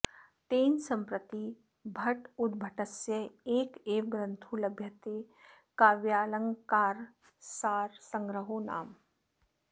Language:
Sanskrit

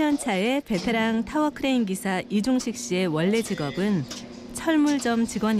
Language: Korean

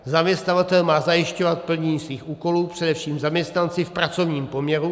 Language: Czech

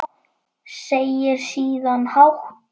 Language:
Icelandic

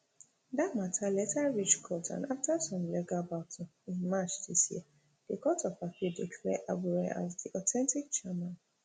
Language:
Nigerian Pidgin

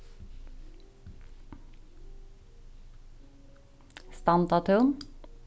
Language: Faroese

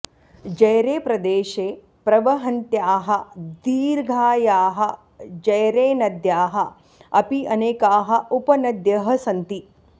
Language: Sanskrit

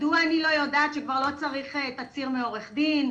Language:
Hebrew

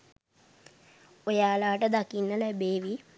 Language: Sinhala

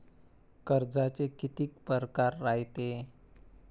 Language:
Marathi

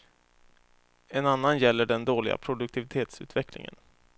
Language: Swedish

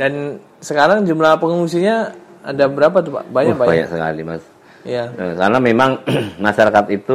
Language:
Indonesian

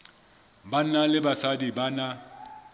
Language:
Southern Sotho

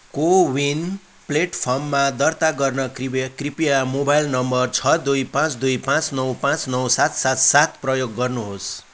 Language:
Nepali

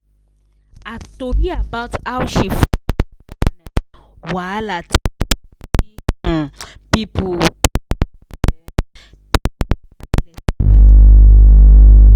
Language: Nigerian Pidgin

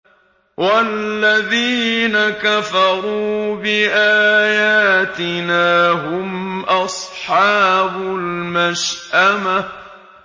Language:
Arabic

